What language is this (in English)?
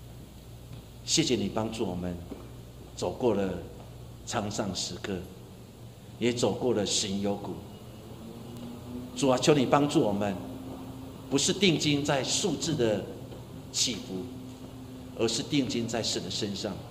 Chinese